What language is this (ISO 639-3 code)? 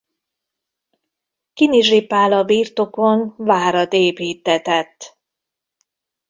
hun